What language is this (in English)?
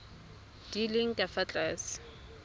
Tswana